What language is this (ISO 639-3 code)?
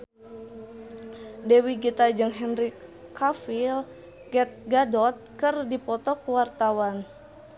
sun